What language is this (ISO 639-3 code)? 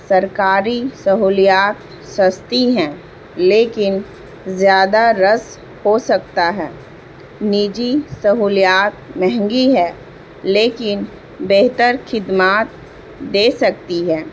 urd